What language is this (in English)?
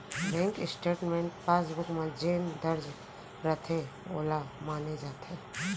Chhattisgarhi